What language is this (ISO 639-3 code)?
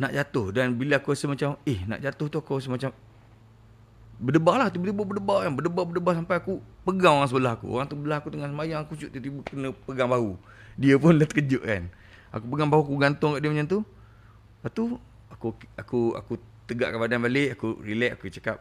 msa